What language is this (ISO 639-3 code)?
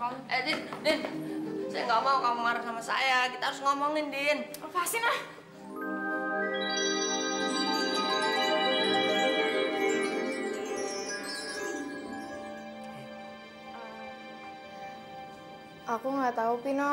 ind